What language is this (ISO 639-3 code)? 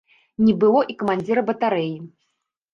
bel